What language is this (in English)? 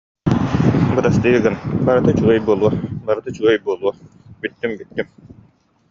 Yakut